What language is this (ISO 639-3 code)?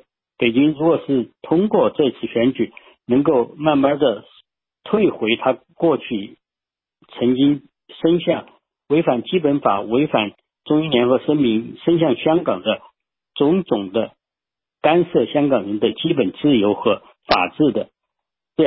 zho